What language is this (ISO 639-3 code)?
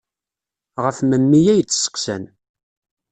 kab